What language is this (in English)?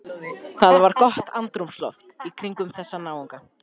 Icelandic